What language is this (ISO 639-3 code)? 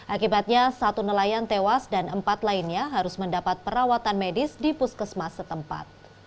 ind